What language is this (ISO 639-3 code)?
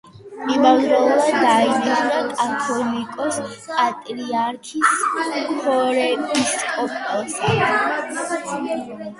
kat